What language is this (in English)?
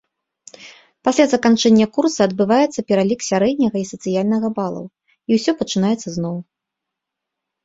Belarusian